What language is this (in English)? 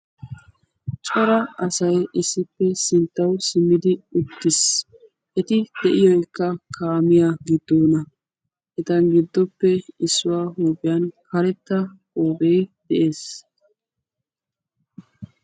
Wolaytta